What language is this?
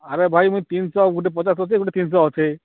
Odia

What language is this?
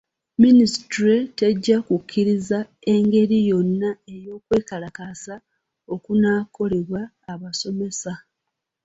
Ganda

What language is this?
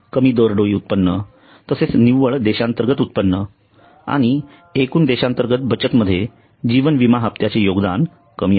Marathi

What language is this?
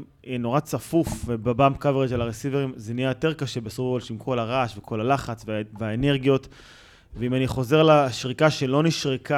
Hebrew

